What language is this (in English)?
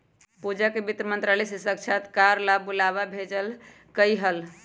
Magahi